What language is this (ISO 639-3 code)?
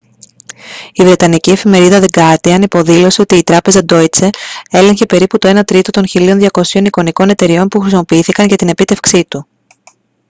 ell